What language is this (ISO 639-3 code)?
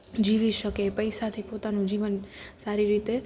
guj